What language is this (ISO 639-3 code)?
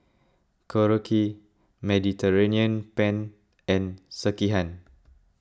eng